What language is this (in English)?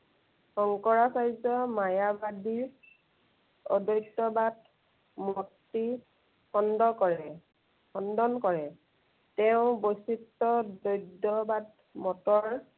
Assamese